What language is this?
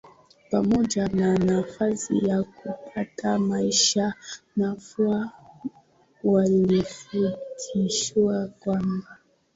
Swahili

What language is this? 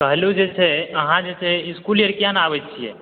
Maithili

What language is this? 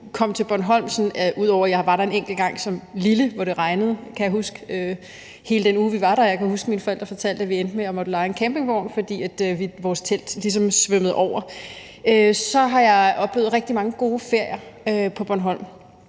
Danish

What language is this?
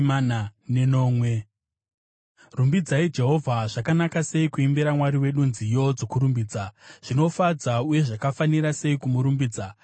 Shona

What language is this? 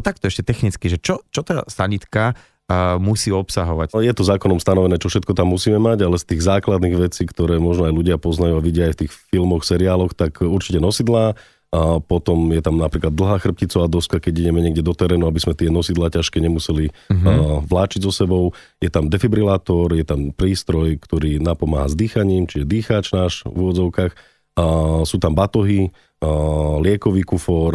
Slovak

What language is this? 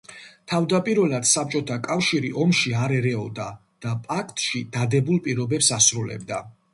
Georgian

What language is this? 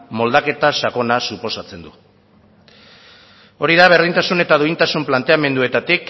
Basque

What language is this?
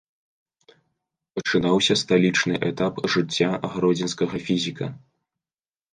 Belarusian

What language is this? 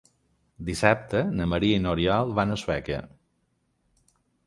Catalan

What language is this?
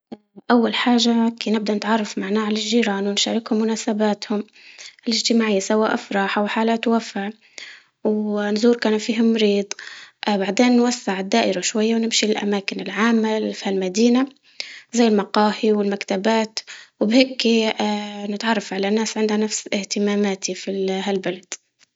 Libyan Arabic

